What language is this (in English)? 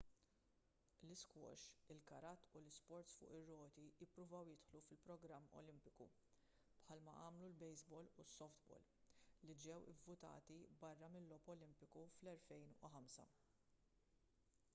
Maltese